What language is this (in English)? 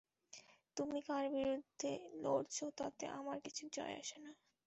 Bangla